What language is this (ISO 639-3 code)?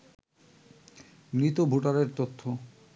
ben